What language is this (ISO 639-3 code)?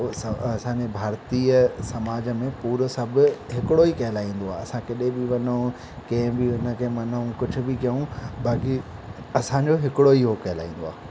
snd